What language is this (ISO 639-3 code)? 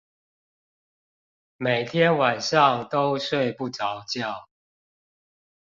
zho